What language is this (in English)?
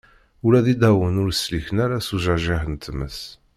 Kabyle